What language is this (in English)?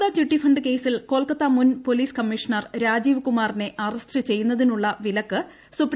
Malayalam